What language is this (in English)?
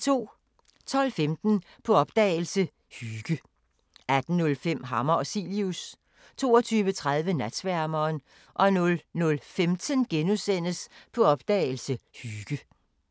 Danish